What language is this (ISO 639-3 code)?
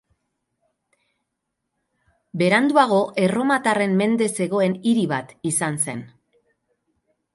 eus